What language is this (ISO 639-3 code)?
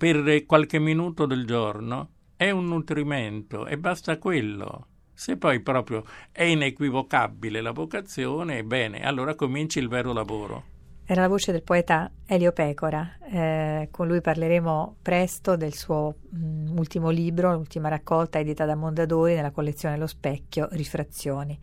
ita